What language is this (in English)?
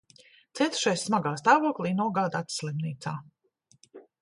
Latvian